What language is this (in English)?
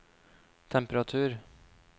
Norwegian